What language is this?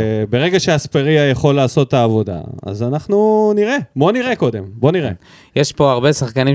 Hebrew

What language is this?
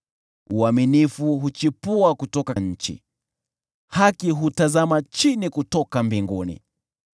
Swahili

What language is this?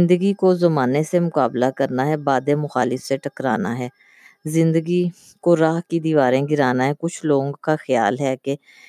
Urdu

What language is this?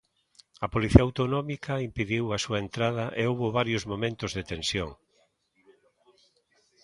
Galician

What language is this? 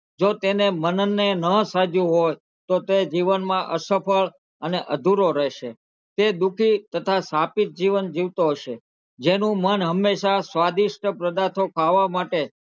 Gujarati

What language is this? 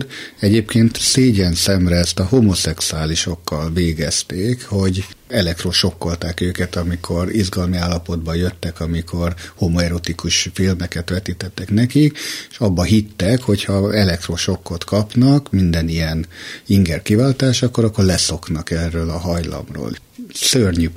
Hungarian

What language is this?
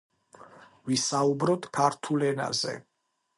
Georgian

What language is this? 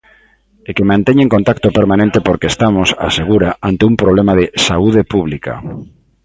Galician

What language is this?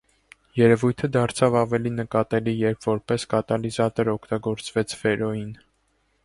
Armenian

